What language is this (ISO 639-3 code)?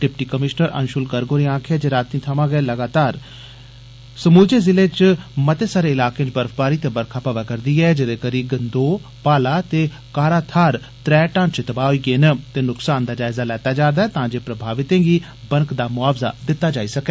doi